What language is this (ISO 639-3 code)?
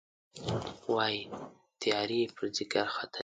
pus